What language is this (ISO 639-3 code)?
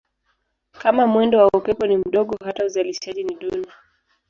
swa